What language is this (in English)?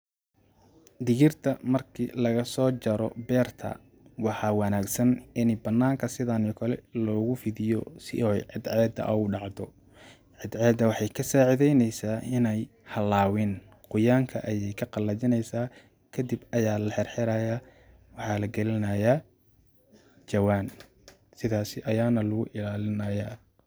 Somali